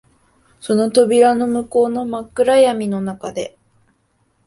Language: Japanese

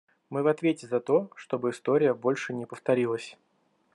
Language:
Russian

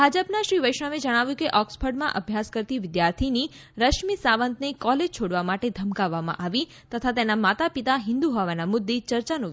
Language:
Gujarati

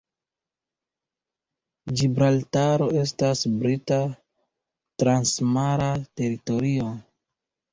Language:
Esperanto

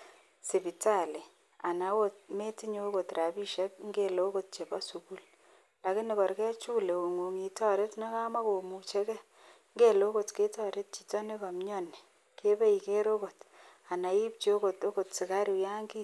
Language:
Kalenjin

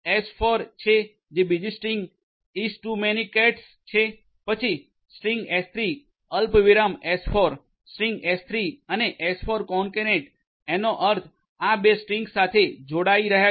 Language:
Gujarati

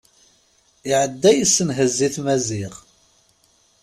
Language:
Kabyle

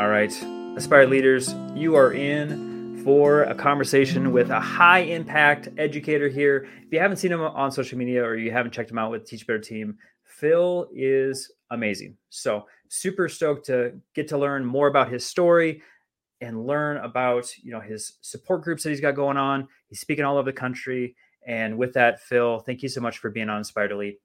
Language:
English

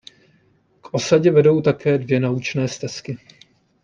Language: Czech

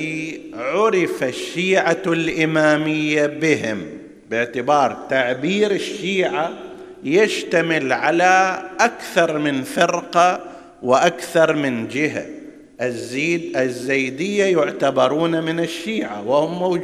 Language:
Arabic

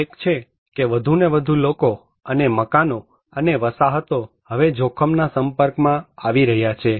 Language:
Gujarati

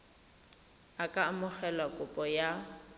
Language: Tswana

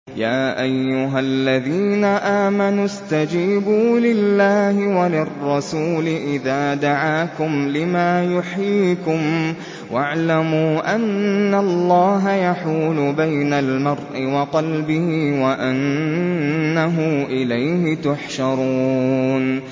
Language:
Arabic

